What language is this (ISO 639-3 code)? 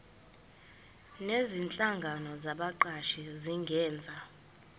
zul